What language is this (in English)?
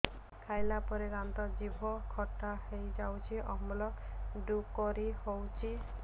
Odia